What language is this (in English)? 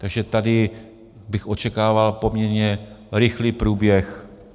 Czech